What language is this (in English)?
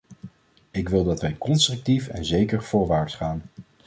Dutch